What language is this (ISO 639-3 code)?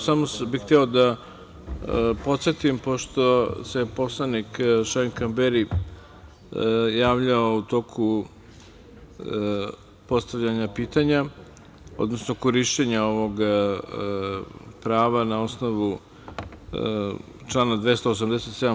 srp